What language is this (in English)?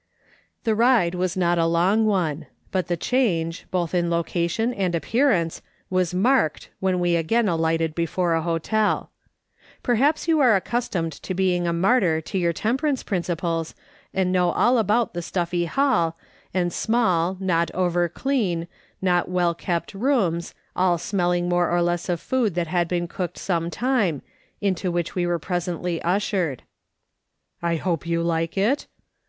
English